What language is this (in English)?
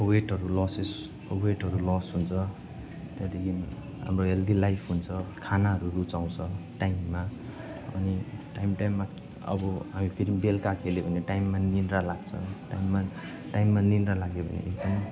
Nepali